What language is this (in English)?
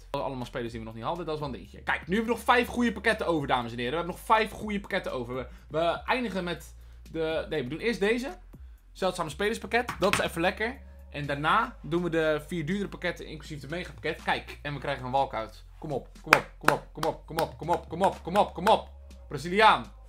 Dutch